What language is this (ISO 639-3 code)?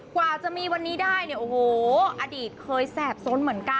tha